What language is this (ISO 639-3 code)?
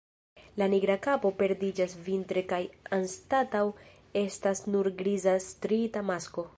epo